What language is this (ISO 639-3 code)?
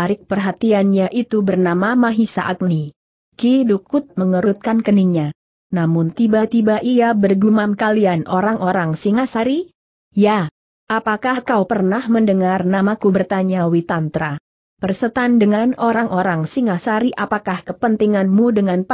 ind